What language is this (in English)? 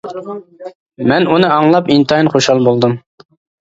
Uyghur